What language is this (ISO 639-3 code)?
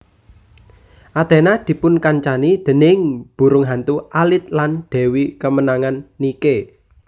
jav